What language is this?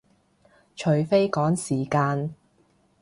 Cantonese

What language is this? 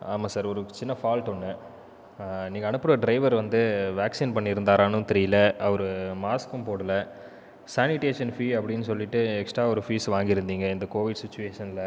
Tamil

